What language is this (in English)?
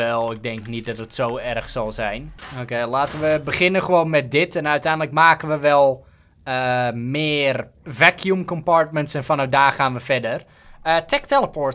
Dutch